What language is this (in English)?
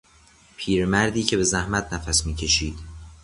Persian